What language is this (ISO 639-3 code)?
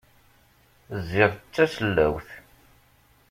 kab